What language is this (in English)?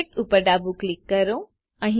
Gujarati